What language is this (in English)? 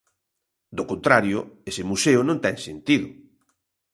Galician